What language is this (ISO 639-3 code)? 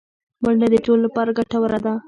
pus